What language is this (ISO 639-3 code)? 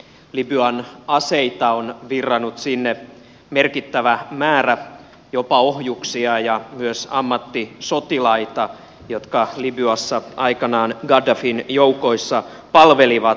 fin